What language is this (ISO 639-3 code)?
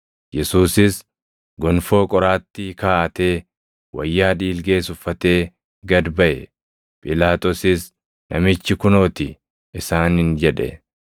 orm